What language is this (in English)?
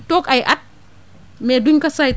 Wolof